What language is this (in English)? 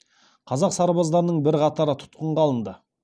Kazakh